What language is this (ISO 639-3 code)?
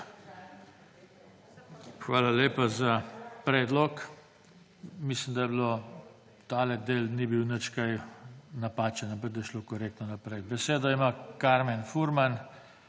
slv